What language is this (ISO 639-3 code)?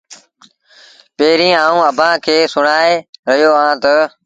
sbn